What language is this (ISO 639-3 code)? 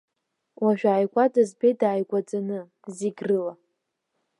abk